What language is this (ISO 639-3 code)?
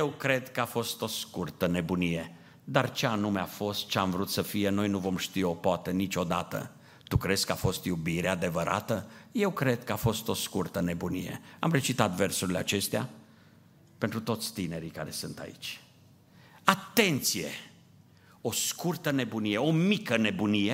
ron